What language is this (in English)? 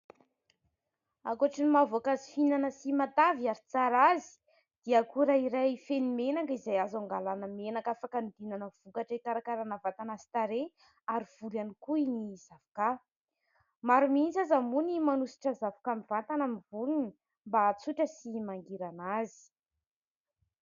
Malagasy